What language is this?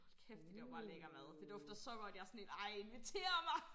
Danish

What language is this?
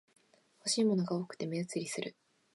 Japanese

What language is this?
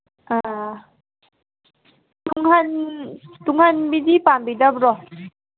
Manipuri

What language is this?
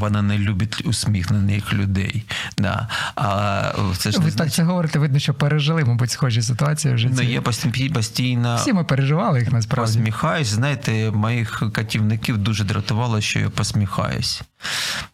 Ukrainian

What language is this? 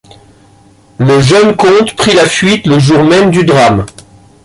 French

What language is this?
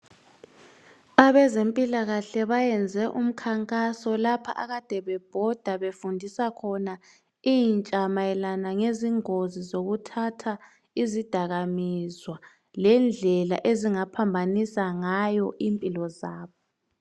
North Ndebele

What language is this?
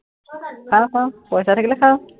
Assamese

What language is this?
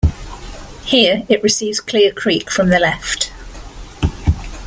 English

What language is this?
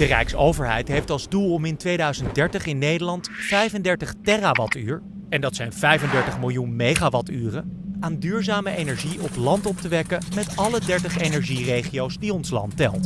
Dutch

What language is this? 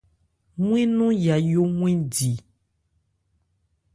Ebrié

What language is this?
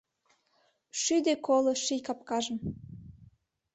Mari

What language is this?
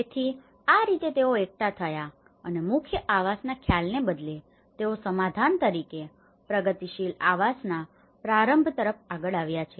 Gujarati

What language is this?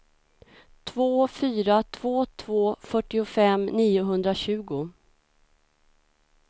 Swedish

